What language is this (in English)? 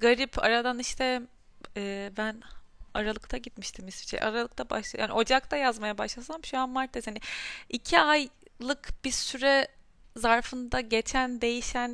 Turkish